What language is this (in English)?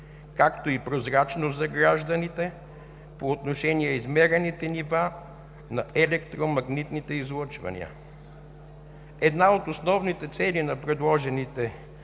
Bulgarian